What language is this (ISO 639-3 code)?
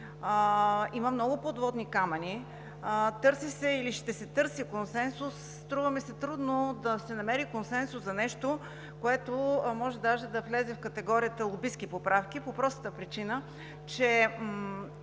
bul